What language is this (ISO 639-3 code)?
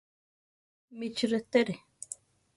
tar